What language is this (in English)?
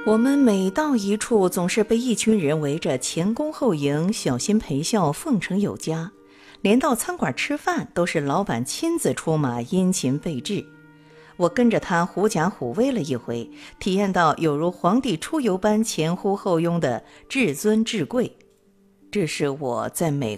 Chinese